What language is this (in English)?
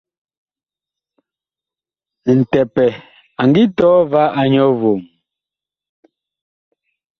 Bakoko